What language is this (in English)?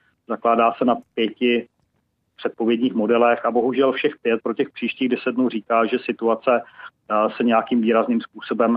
Czech